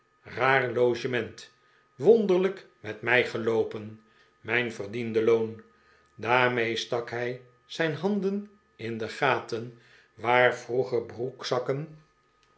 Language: Dutch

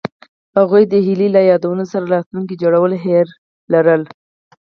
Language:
Pashto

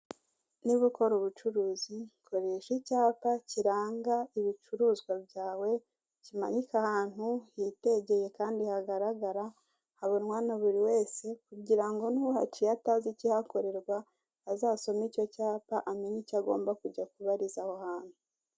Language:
Kinyarwanda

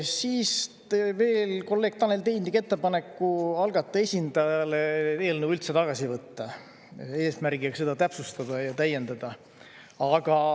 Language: Estonian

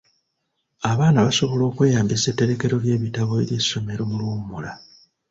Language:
Ganda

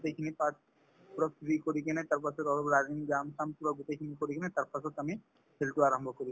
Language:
Assamese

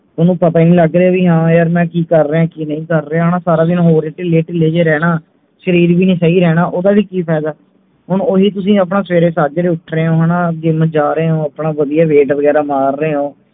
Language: Punjabi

